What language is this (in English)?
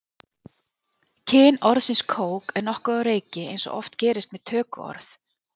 Icelandic